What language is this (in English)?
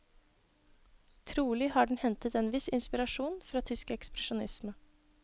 Norwegian